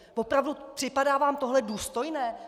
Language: Czech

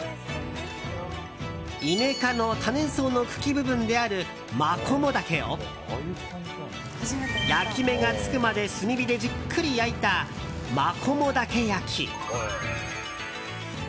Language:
Japanese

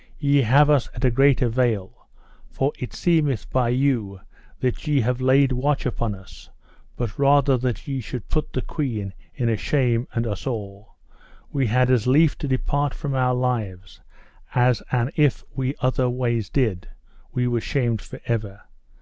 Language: English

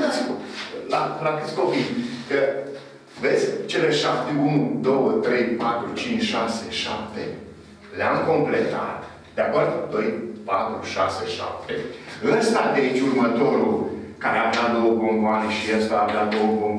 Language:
Romanian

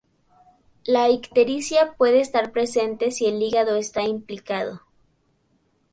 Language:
Spanish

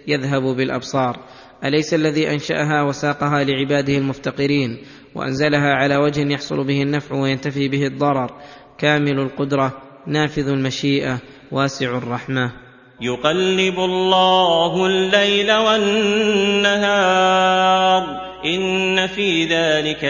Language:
Arabic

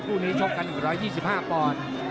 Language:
Thai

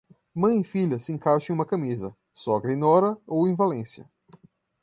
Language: Portuguese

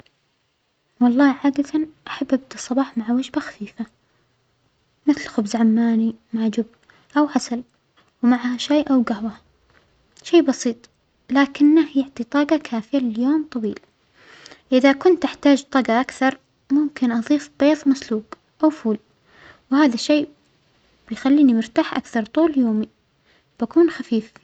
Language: Omani Arabic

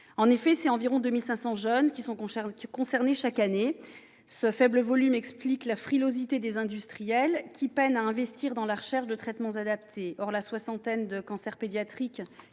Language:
French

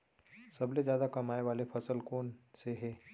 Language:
Chhattisgarhi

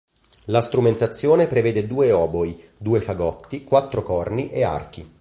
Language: Italian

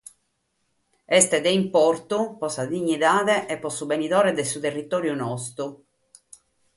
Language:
Sardinian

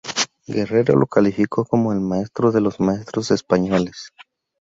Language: Spanish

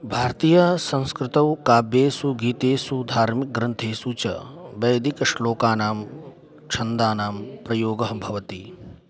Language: Sanskrit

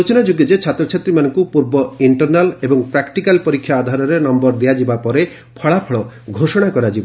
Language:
Odia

